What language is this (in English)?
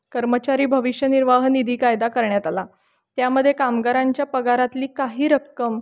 Marathi